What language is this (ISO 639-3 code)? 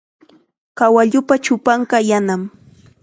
qxa